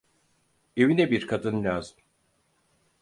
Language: Turkish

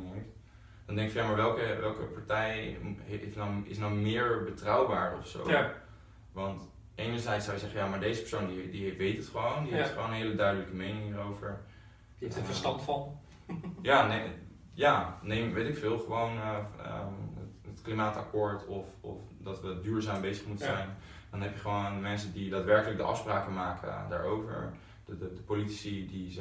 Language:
Dutch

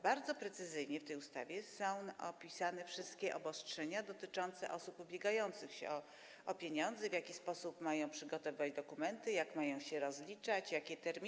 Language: Polish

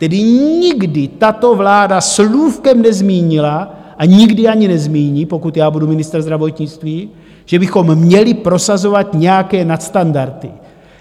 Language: Czech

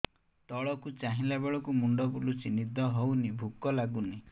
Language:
Odia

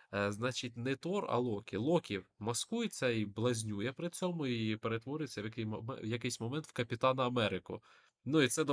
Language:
Ukrainian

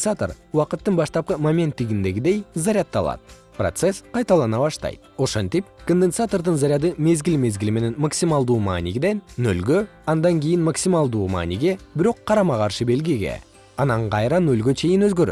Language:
Kyrgyz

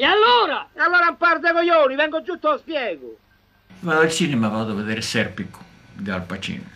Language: Italian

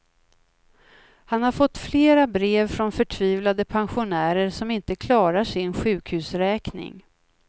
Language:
Swedish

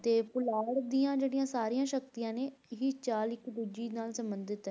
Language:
Punjabi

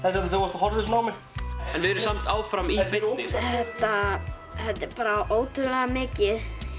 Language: Icelandic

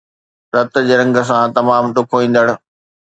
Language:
Sindhi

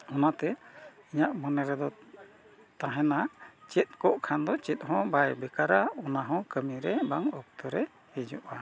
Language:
Santali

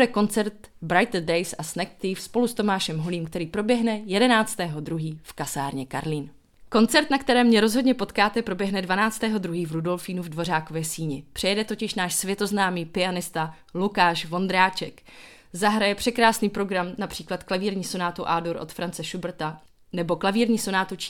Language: Czech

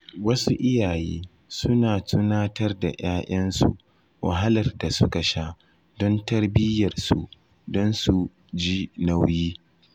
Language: Hausa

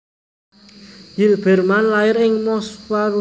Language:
Javanese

